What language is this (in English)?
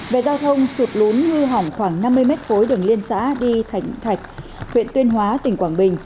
Vietnamese